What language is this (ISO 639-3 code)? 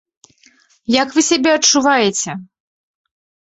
bel